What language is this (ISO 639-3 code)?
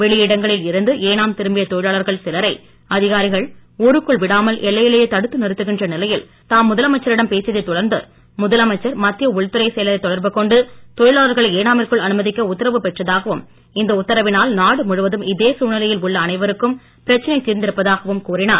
tam